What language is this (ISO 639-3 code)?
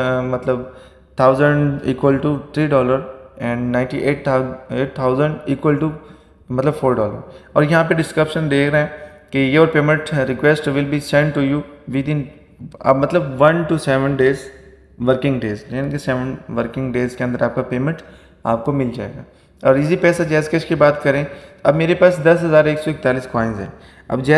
hin